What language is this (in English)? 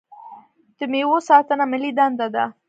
Pashto